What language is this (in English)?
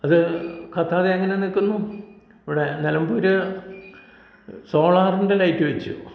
Malayalam